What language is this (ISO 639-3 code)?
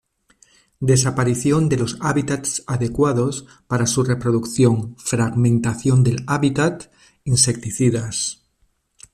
spa